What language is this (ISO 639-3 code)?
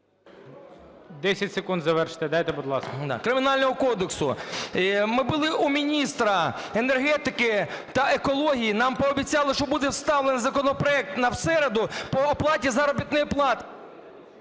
ukr